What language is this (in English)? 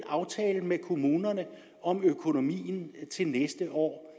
Danish